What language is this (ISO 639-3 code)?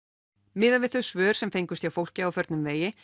isl